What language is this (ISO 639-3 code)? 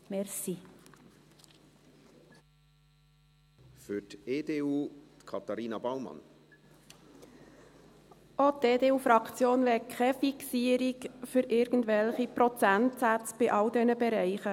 gsw